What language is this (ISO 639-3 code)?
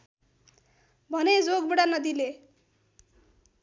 nep